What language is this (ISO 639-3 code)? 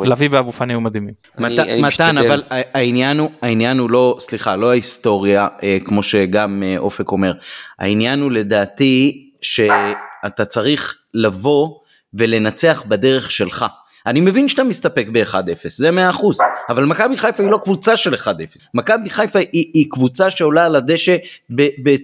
heb